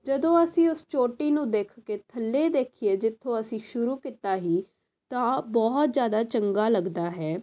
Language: Punjabi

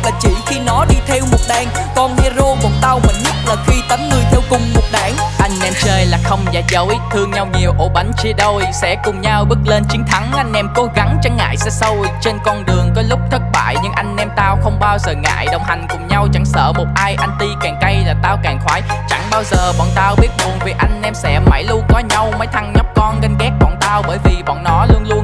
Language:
Vietnamese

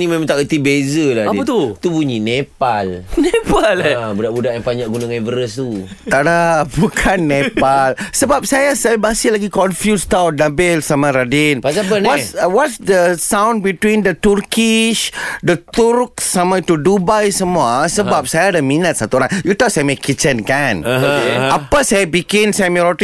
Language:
Malay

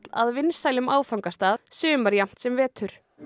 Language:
Icelandic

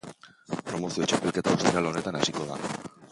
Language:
Basque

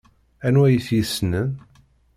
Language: Kabyle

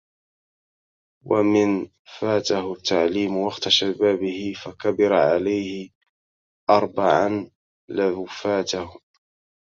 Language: Arabic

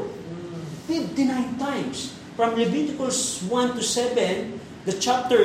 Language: Filipino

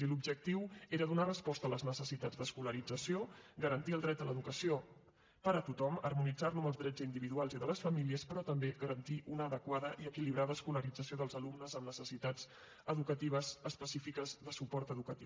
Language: Catalan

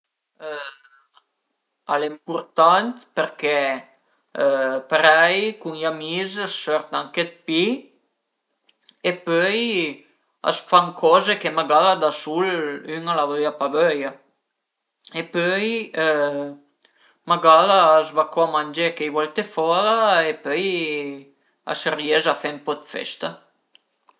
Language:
Piedmontese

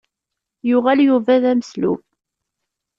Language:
Kabyle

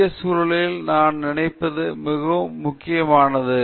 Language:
Tamil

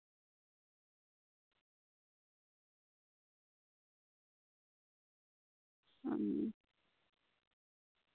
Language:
Santali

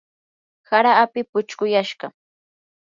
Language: Yanahuanca Pasco Quechua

